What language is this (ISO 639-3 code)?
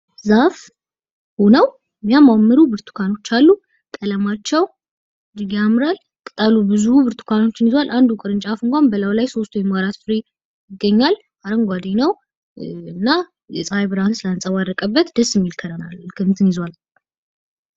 amh